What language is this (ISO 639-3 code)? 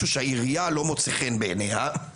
heb